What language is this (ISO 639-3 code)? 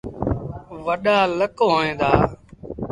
sbn